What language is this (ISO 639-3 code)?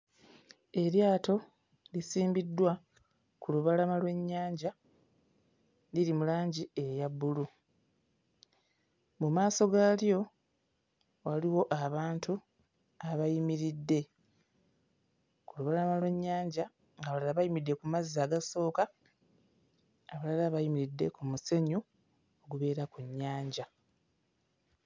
lug